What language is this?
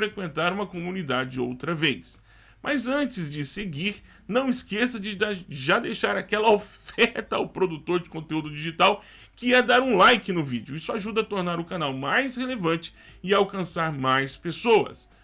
Portuguese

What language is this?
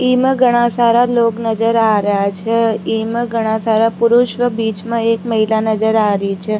Rajasthani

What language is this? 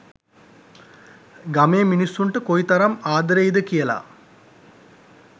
Sinhala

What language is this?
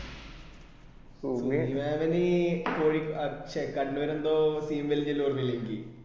Malayalam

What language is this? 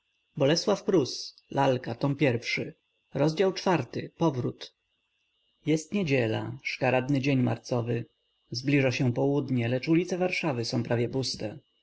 Polish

